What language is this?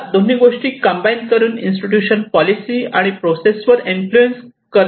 Marathi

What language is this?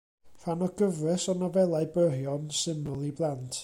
Welsh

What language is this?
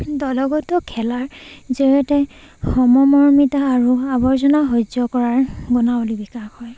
Assamese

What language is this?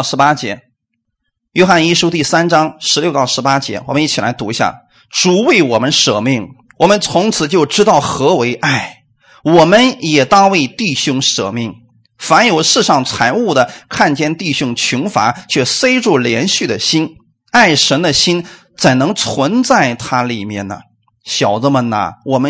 Chinese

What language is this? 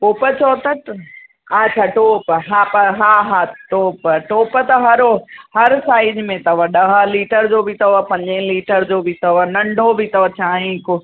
Sindhi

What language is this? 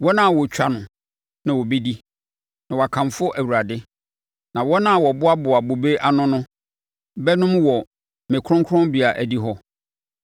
Akan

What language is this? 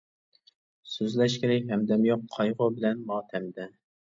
Uyghur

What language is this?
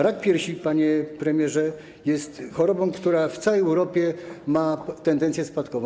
Polish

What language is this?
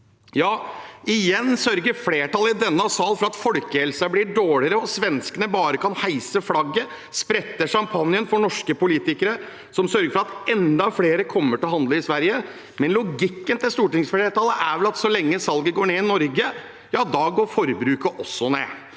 Norwegian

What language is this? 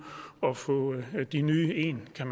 Danish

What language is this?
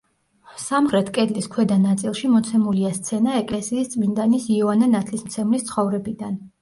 Georgian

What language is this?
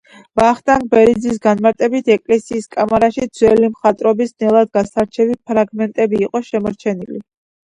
Georgian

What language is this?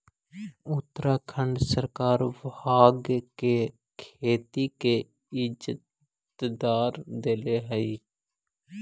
Magahi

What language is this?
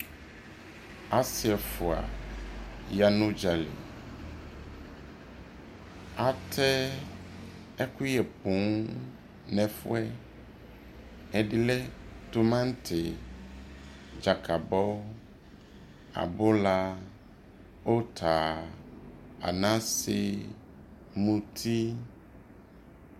Ikposo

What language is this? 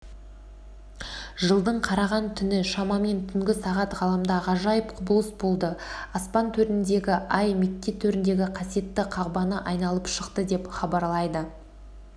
Kazakh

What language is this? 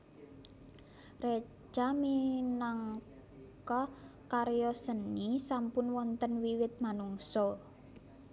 Javanese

